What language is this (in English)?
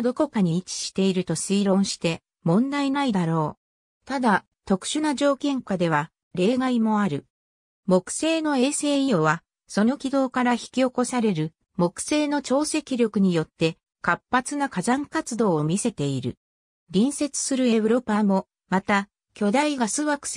Japanese